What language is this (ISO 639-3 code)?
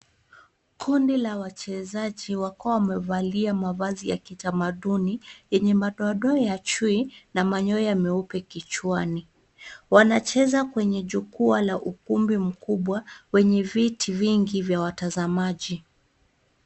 swa